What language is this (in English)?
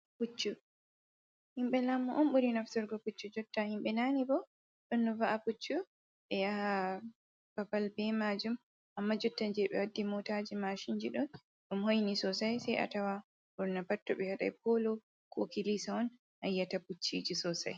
Fula